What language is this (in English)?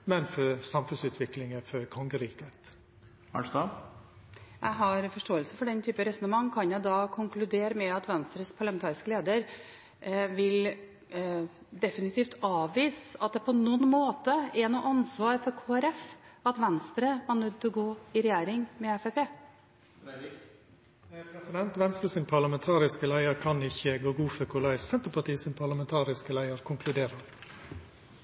Norwegian